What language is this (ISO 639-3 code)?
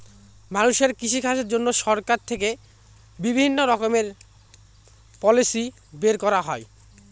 ben